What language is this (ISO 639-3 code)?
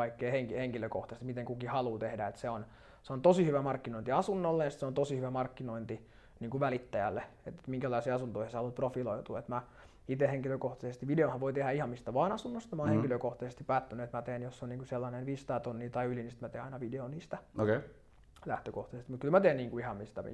fin